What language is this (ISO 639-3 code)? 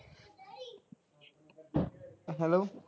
pan